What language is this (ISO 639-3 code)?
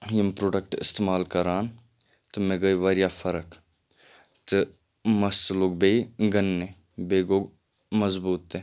kas